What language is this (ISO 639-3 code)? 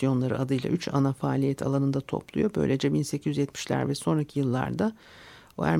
tur